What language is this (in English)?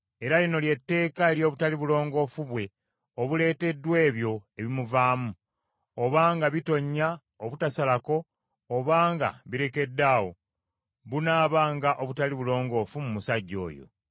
Ganda